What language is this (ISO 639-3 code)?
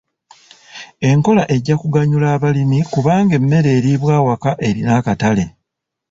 lug